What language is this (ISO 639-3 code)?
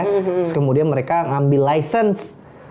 ind